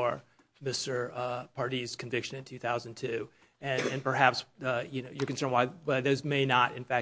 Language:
English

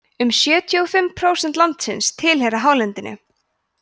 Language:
Icelandic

